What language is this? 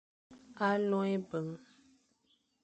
Fang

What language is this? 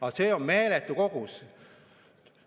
Estonian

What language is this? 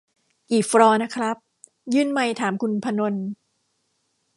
Thai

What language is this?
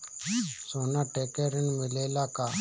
Bhojpuri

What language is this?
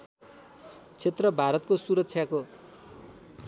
Nepali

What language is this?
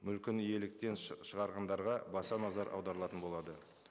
Kazakh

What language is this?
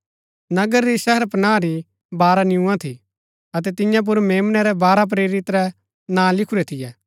Gaddi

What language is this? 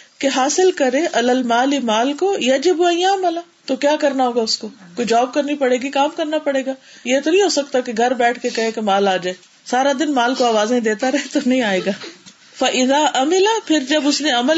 Urdu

